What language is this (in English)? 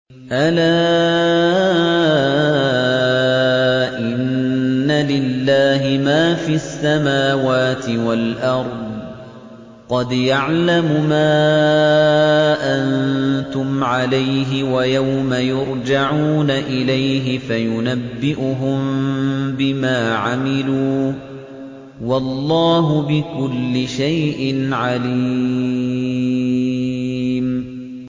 Arabic